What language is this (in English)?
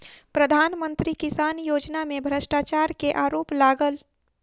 Maithili